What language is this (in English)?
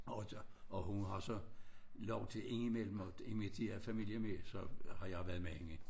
Danish